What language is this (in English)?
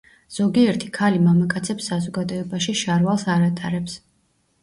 Georgian